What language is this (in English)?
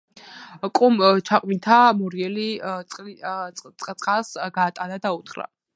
Georgian